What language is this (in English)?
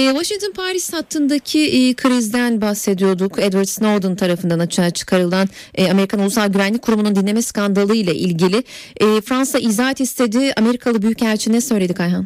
Turkish